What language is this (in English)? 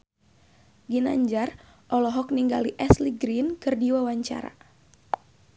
Sundanese